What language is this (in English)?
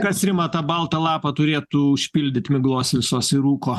Lithuanian